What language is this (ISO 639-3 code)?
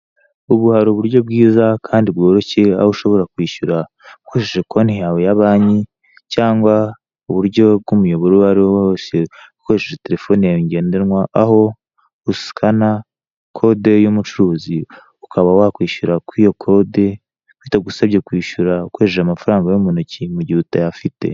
kin